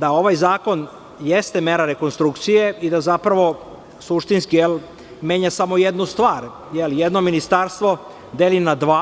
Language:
Serbian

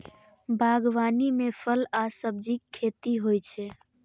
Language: Maithili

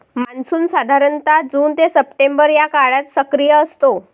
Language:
Marathi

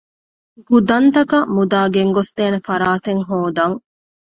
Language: Divehi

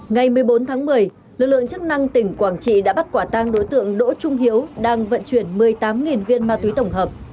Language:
Vietnamese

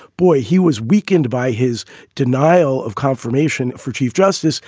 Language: English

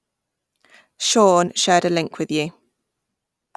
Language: English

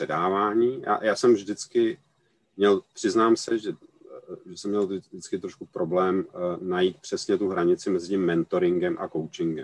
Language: Czech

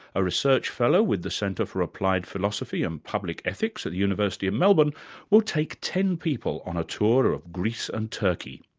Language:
English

